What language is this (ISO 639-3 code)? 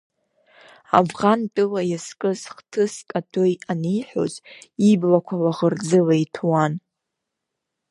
abk